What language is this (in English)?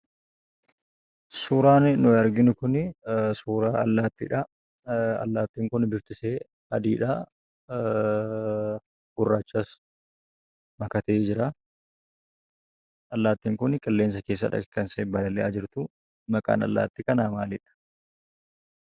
Oromo